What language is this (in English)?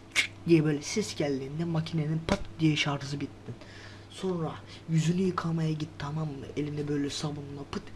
Turkish